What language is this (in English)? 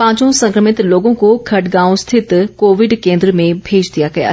Hindi